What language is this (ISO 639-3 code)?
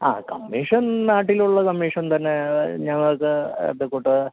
mal